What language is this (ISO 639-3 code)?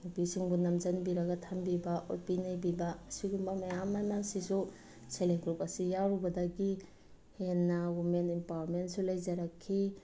mni